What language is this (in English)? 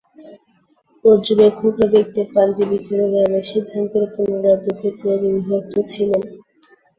Bangla